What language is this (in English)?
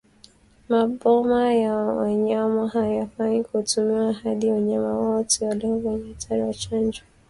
Swahili